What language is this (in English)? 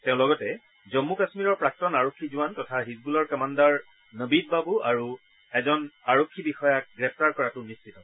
Assamese